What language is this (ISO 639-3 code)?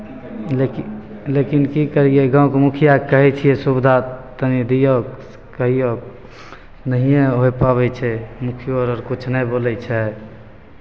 mai